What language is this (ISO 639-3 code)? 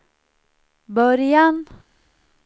swe